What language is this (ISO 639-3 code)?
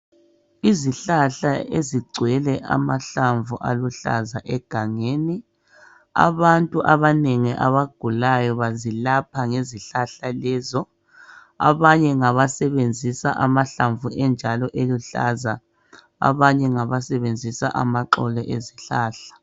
nde